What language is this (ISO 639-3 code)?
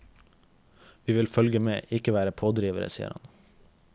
nor